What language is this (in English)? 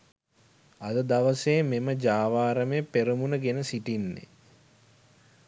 Sinhala